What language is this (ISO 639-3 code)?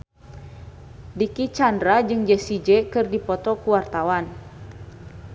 sun